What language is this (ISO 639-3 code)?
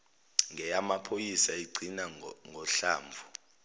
zul